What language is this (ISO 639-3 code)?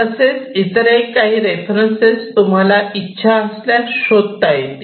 mar